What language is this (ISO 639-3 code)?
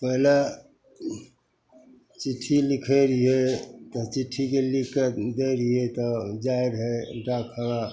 mai